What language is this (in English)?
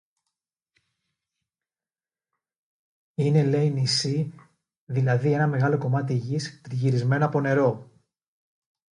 Greek